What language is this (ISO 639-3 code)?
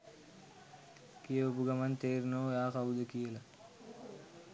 sin